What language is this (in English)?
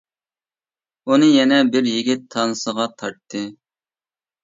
Uyghur